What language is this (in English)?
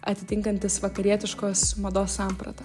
Lithuanian